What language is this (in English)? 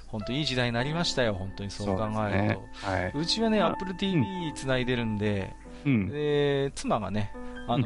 Japanese